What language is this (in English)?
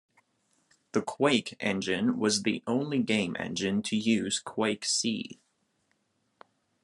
English